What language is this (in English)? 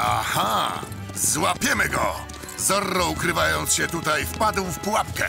Polish